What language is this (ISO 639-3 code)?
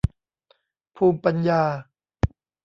tha